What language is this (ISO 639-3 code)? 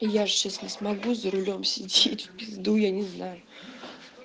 rus